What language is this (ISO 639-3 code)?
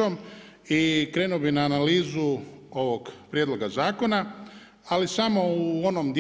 hrv